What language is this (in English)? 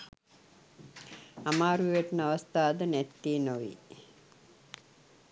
Sinhala